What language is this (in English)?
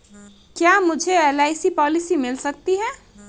Hindi